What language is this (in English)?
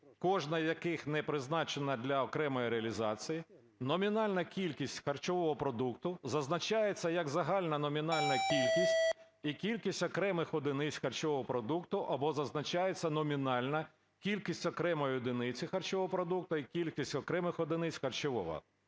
Ukrainian